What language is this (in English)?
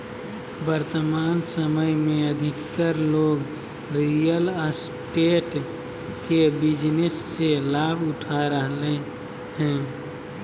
Magahi